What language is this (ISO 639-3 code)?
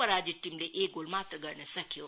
nep